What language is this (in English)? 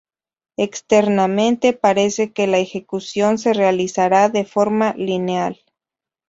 Spanish